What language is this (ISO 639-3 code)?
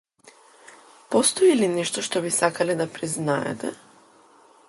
mkd